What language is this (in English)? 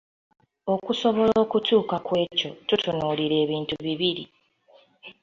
Ganda